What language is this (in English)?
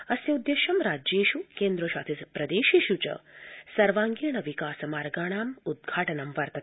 Sanskrit